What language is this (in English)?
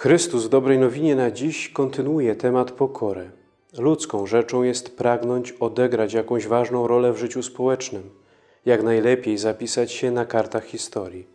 Polish